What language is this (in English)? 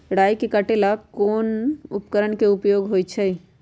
Magahi